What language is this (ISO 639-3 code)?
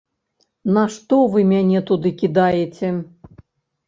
bel